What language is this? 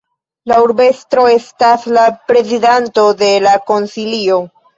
Esperanto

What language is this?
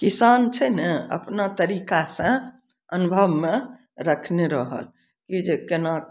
Maithili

